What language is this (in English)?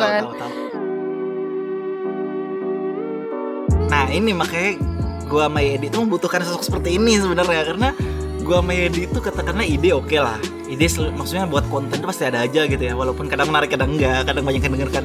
Indonesian